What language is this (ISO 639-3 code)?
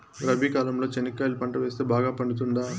tel